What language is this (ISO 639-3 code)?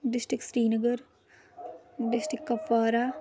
kas